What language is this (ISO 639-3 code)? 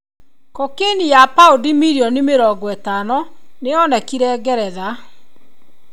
kik